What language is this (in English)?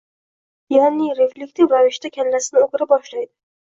Uzbek